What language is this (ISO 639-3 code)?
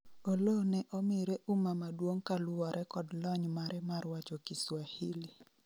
luo